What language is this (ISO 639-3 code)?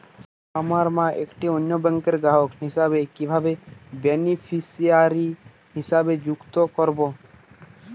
ben